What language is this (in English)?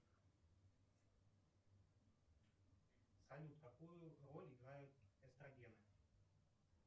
Russian